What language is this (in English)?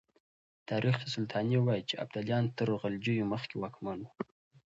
Pashto